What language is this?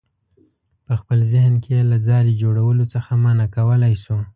Pashto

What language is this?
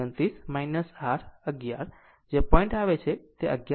Gujarati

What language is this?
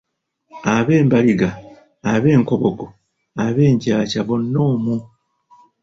Ganda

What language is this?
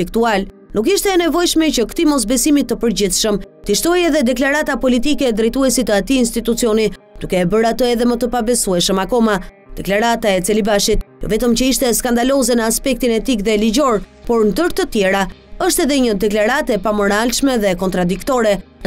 Romanian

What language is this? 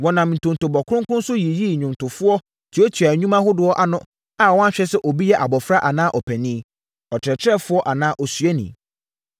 Akan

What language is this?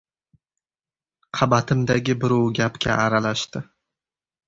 Uzbek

